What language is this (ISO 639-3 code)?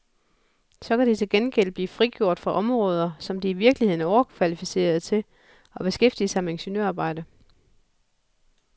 dan